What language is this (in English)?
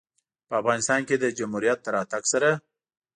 Pashto